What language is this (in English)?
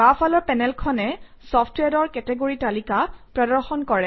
Assamese